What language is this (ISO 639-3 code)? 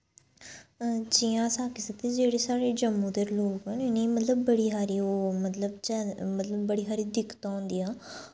doi